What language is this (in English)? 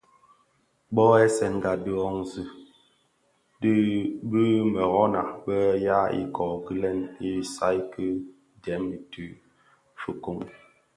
Bafia